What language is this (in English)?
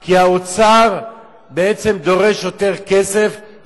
Hebrew